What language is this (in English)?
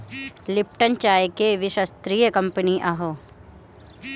Bhojpuri